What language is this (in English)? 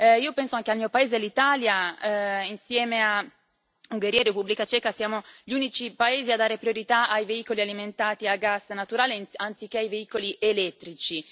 Italian